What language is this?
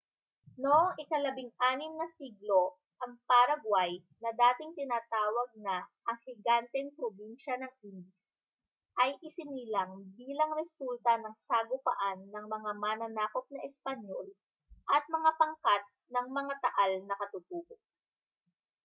Filipino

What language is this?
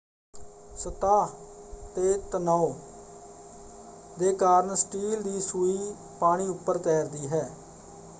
Punjabi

